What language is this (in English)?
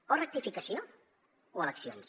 Catalan